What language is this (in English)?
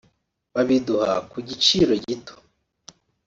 Kinyarwanda